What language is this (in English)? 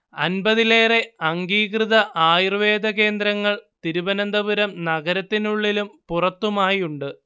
Malayalam